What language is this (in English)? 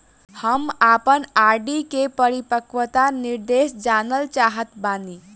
Bhojpuri